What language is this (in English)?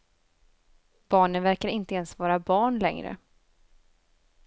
Swedish